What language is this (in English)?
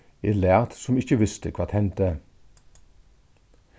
Faroese